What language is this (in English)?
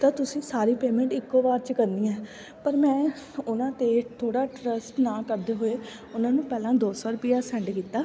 Punjabi